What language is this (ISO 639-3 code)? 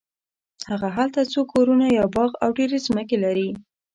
pus